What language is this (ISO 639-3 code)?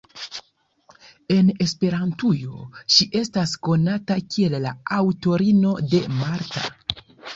epo